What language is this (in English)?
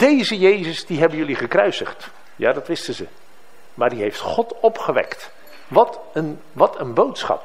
Dutch